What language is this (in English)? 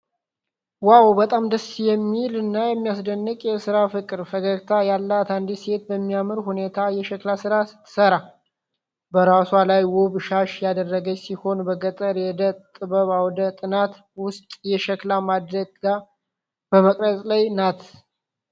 Amharic